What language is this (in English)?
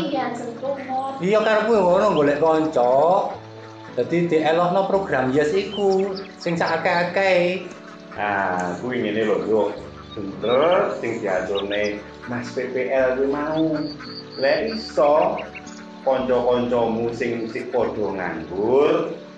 Indonesian